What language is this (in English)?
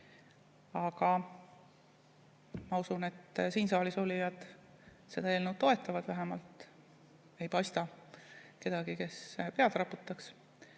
Estonian